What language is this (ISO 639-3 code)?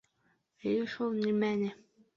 bak